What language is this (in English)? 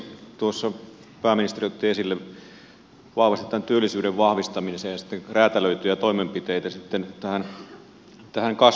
Finnish